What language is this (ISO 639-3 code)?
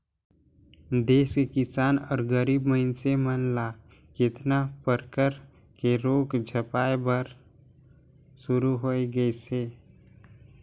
hne